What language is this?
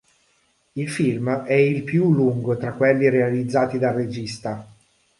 Italian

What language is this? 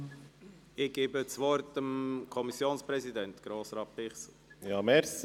Swiss German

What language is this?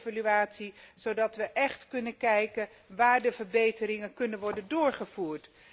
Dutch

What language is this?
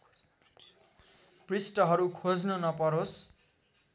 Nepali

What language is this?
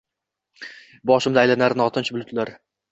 Uzbek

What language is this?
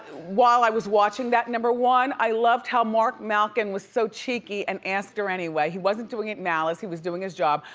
English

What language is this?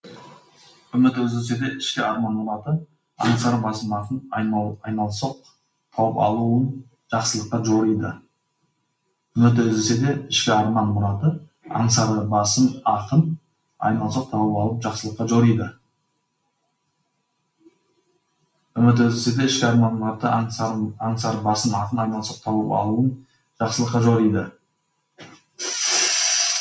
Kazakh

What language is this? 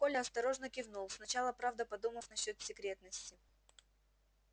Russian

